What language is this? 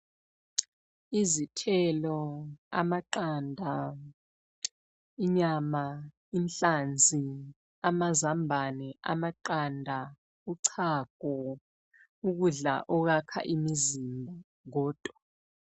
North Ndebele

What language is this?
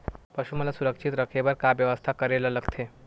Chhattisgarhi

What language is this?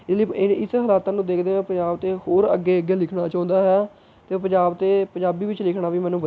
Punjabi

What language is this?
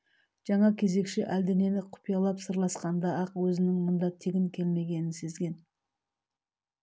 Kazakh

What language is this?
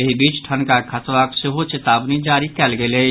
Maithili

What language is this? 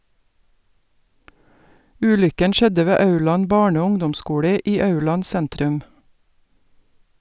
Norwegian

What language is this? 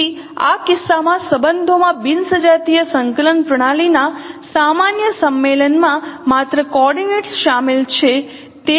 Gujarati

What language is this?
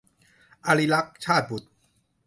Thai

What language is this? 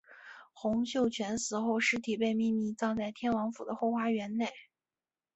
Chinese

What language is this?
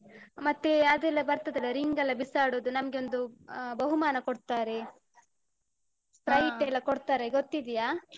Kannada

